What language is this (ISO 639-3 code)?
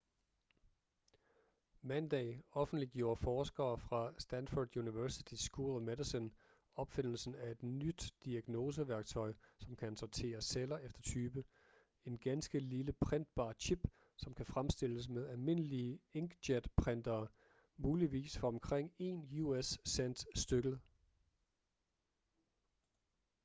dan